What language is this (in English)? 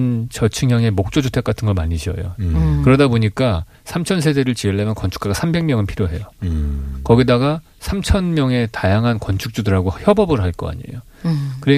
Korean